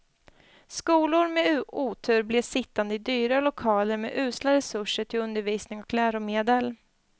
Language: Swedish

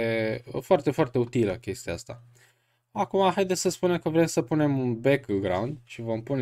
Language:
Romanian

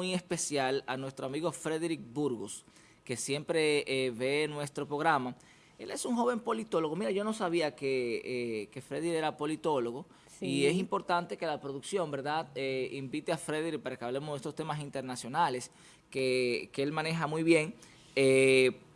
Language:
Spanish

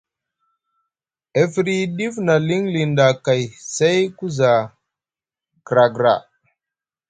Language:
Musgu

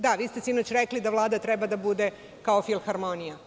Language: Serbian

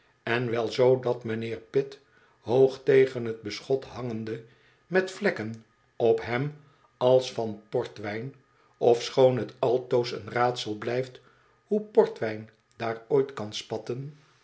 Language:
Dutch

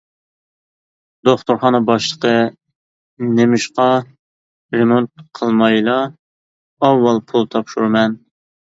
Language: Uyghur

